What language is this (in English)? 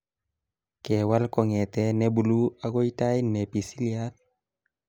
Kalenjin